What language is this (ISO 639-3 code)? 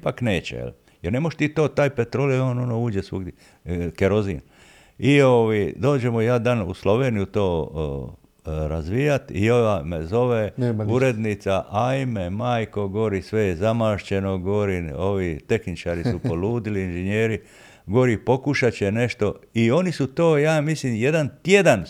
hrv